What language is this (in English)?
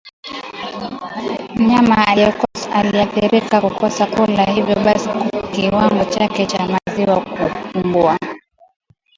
Swahili